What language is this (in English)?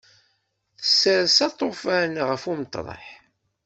Kabyle